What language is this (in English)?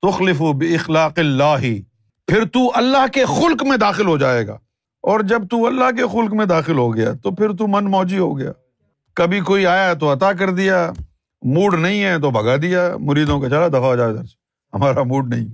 Urdu